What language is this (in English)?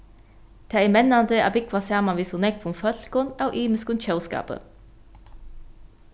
Faroese